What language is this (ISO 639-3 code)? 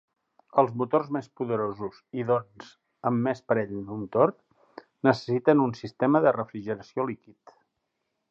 cat